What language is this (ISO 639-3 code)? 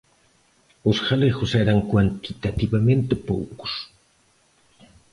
glg